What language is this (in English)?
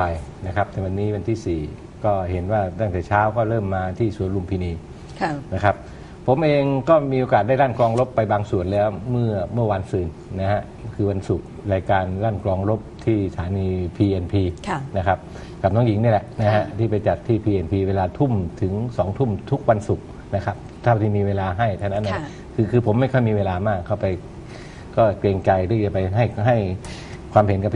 Thai